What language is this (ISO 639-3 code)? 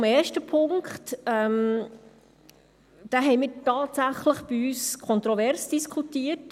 gsw